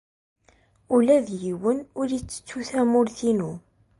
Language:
Kabyle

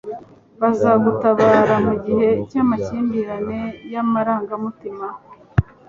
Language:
Kinyarwanda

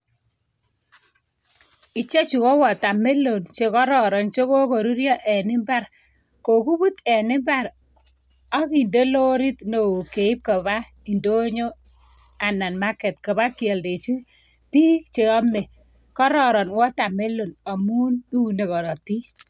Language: Kalenjin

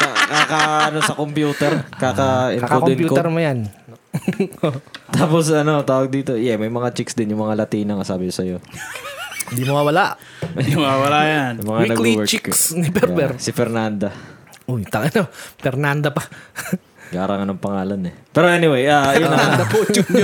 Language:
Filipino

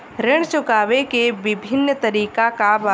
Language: Bhojpuri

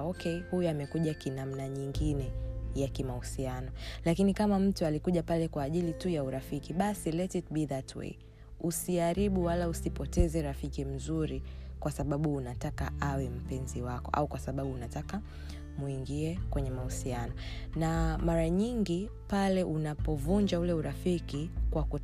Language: Swahili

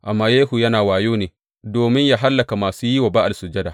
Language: Hausa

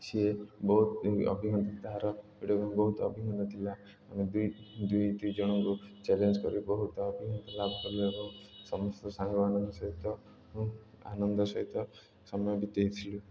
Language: Odia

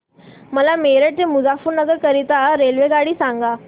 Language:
Marathi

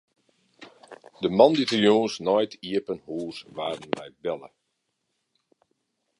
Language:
Western Frisian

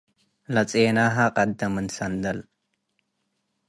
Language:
Tigre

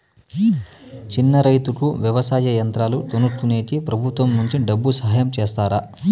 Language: Telugu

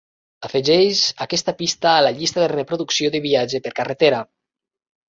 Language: Catalan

